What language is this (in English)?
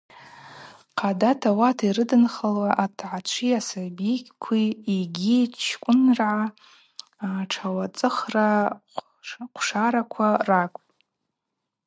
Abaza